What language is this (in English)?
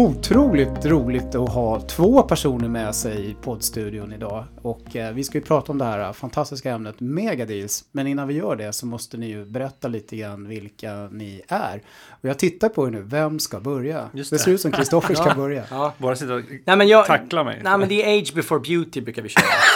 Swedish